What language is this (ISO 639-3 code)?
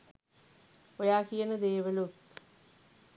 sin